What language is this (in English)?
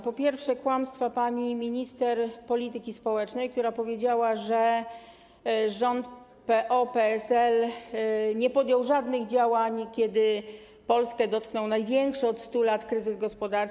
Polish